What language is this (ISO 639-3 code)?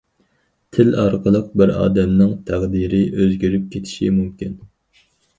uig